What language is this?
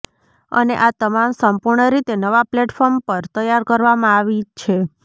Gujarati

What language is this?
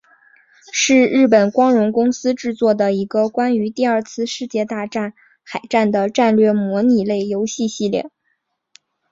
Chinese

